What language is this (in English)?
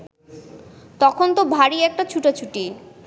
Bangla